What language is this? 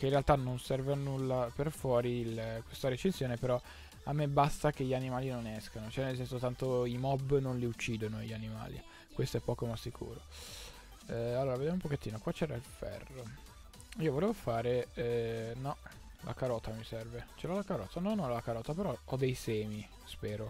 Italian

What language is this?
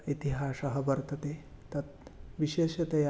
Sanskrit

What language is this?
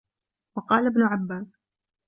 Arabic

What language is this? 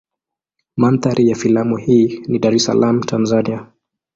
Swahili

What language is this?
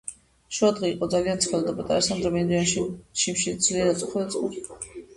Georgian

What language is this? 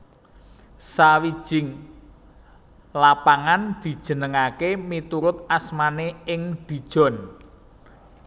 Javanese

